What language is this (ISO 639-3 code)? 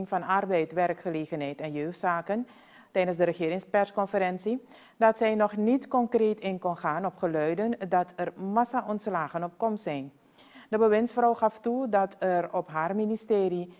nld